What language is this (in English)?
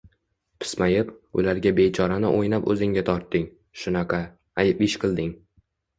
Uzbek